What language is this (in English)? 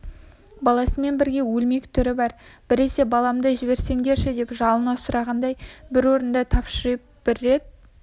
Kazakh